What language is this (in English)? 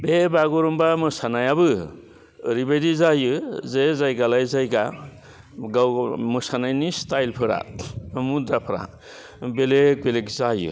Bodo